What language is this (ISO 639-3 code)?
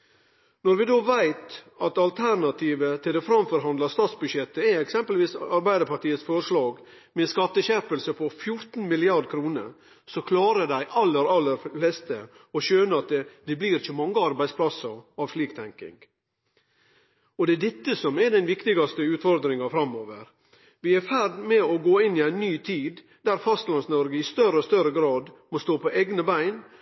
nno